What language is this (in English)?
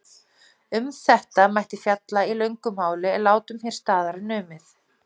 Icelandic